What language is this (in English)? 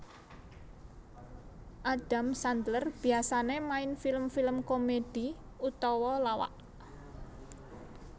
Javanese